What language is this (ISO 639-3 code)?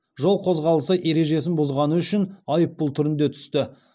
kaz